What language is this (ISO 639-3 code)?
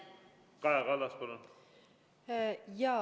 est